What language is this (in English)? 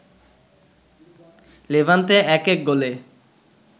Bangla